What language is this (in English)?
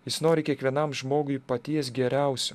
Lithuanian